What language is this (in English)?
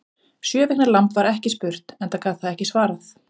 Icelandic